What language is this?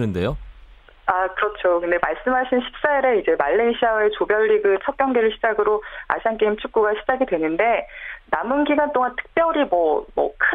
Korean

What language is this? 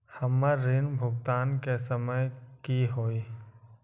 Magahi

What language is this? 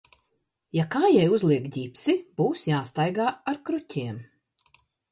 Latvian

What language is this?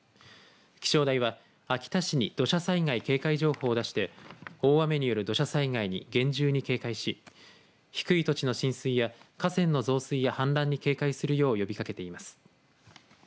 Japanese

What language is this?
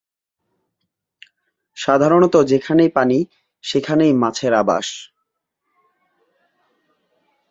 Bangla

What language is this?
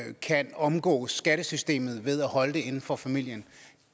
Danish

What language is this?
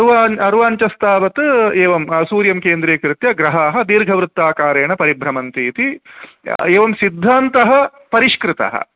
Sanskrit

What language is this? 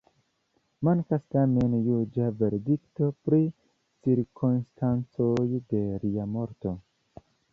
Esperanto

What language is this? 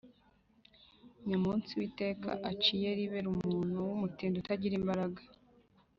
Kinyarwanda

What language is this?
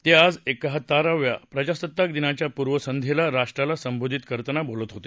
Marathi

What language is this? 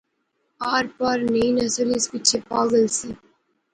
Pahari-Potwari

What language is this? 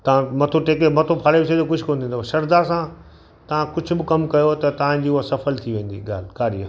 Sindhi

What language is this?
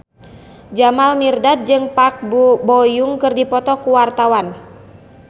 Sundanese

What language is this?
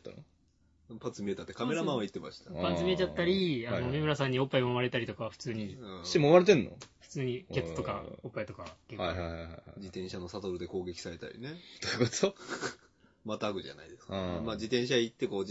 Japanese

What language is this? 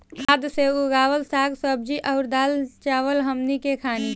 Bhojpuri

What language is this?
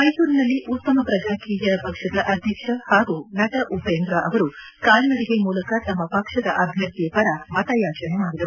Kannada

